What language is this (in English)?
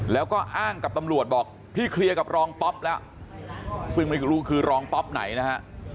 Thai